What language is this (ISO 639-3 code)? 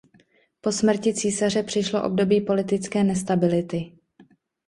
ces